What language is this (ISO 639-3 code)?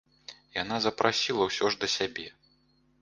bel